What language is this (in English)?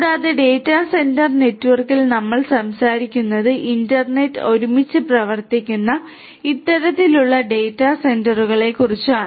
Malayalam